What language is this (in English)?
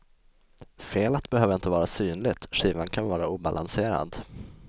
Swedish